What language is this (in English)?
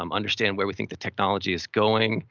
English